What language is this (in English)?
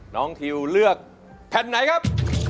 Thai